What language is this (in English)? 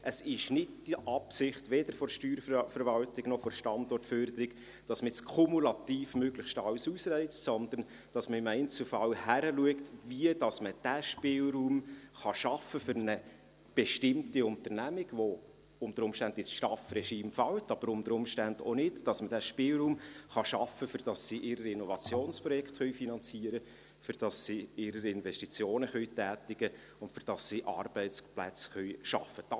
Swiss German